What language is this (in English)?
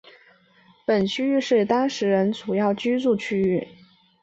Chinese